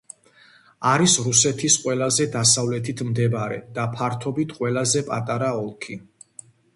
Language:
Georgian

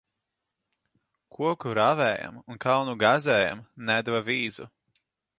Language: Latvian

